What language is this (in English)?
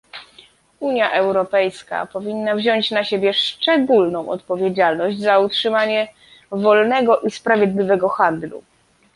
Polish